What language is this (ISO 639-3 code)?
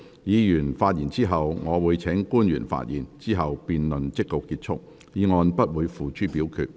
yue